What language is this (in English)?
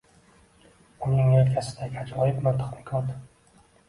Uzbek